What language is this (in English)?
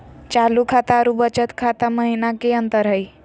Magahi